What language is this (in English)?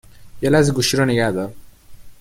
Persian